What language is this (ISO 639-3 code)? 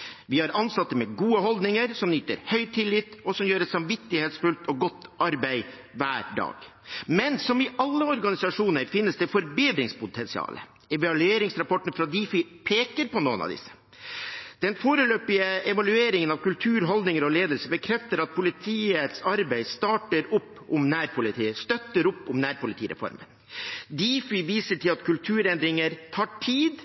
nob